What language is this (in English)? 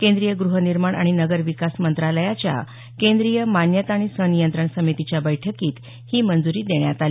Marathi